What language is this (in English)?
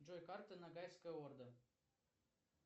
Russian